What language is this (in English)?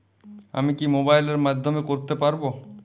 Bangla